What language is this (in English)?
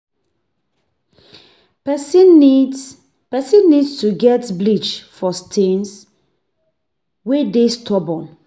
Nigerian Pidgin